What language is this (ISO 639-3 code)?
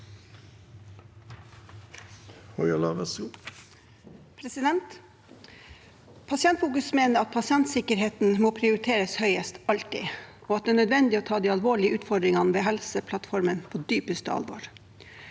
nor